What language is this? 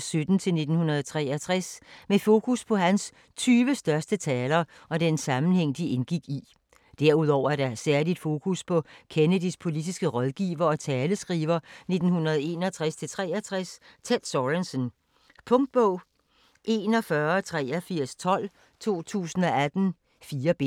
Danish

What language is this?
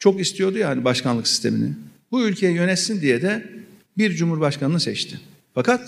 Turkish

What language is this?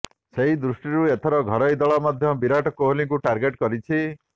Odia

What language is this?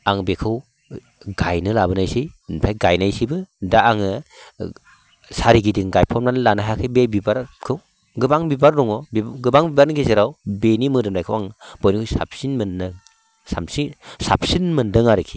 Bodo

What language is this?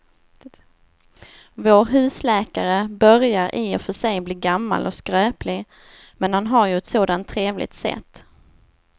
Swedish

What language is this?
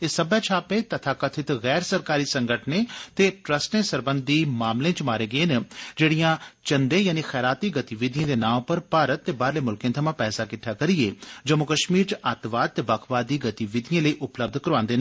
Dogri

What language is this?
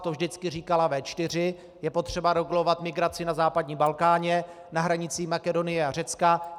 Czech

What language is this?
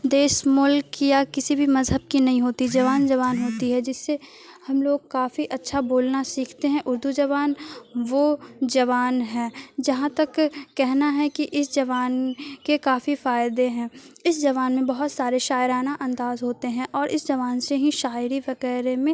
Urdu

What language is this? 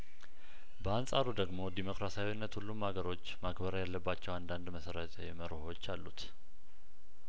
Amharic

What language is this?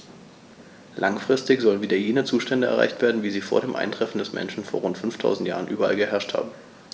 German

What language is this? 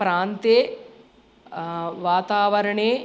Sanskrit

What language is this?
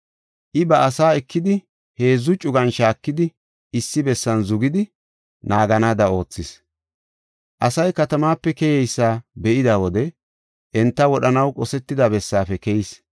Gofa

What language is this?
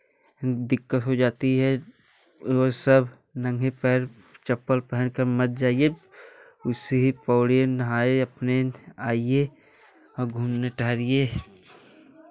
Hindi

